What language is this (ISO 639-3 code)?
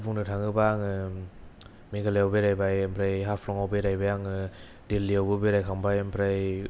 brx